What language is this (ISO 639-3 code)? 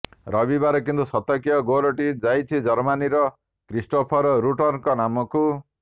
ori